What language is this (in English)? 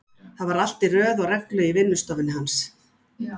Icelandic